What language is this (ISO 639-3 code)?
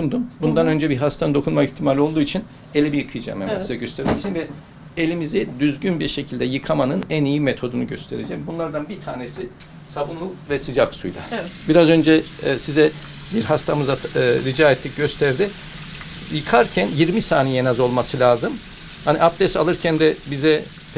tur